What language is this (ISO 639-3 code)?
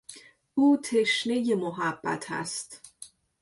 fas